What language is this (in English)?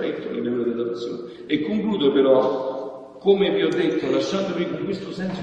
Italian